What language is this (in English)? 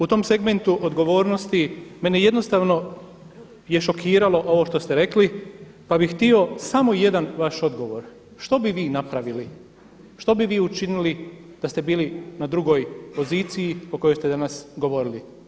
Croatian